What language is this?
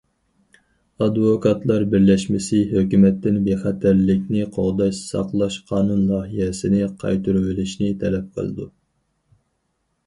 Uyghur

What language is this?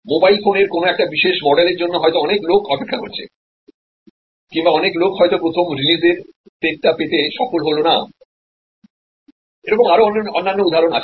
Bangla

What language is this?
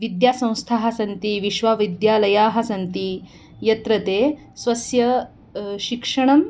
Sanskrit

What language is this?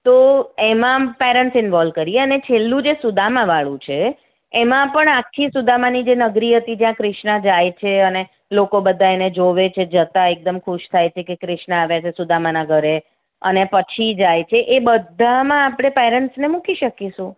Gujarati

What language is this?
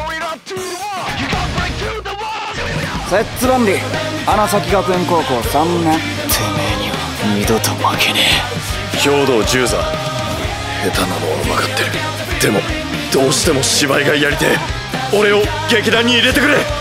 Japanese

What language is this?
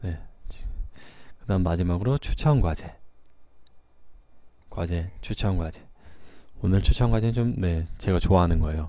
Korean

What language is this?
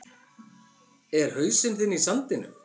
Icelandic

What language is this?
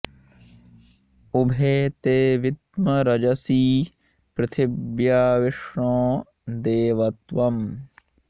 Sanskrit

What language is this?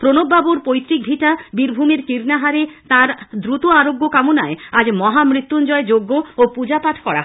Bangla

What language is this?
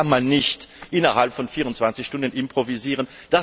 German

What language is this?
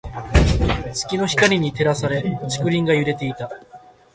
Japanese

